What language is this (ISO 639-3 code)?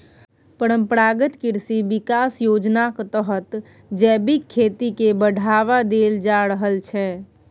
mai